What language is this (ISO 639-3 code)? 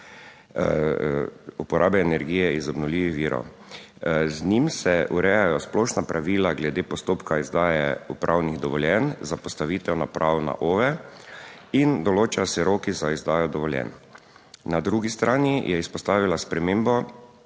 slv